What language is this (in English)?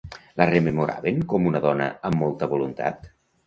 Catalan